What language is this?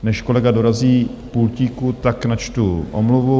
Czech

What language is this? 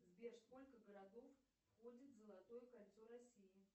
Russian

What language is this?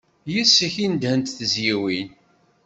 Kabyle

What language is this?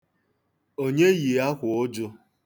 Igbo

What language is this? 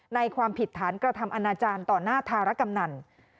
Thai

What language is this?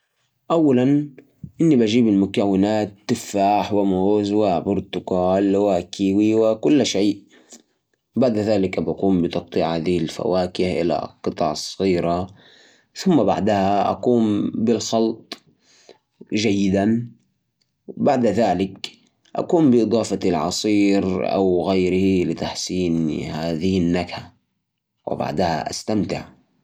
Najdi Arabic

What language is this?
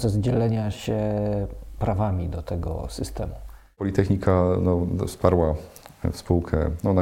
Polish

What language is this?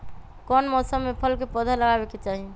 Magahi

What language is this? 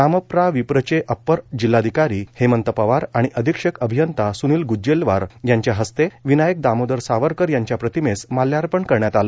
Marathi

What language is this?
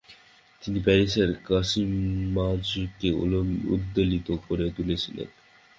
Bangla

